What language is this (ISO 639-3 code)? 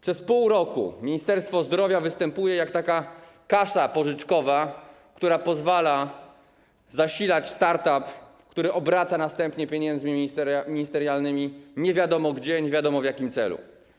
pol